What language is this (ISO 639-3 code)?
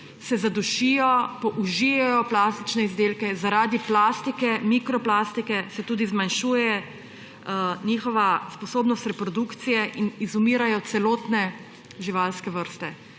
slv